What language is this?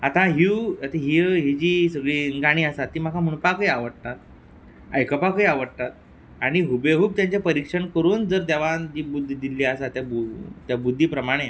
Konkani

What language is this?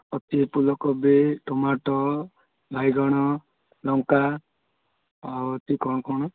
Odia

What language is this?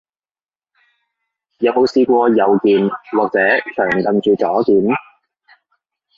Cantonese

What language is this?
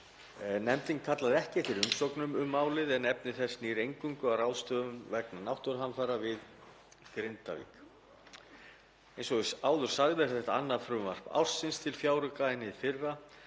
Icelandic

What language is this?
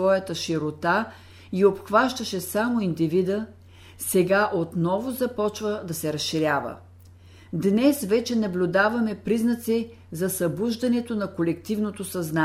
Bulgarian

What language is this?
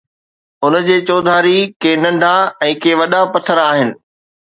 Sindhi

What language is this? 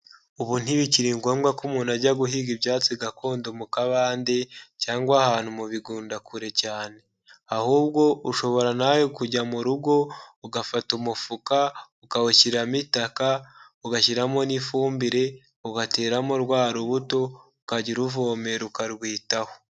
Kinyarwanda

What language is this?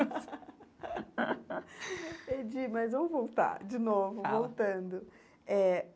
Portuguese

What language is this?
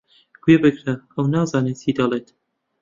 Central Kurdish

